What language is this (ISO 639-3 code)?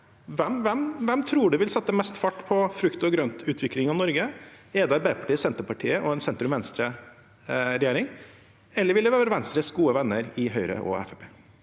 nor